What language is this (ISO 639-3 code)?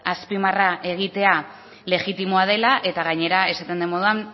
eus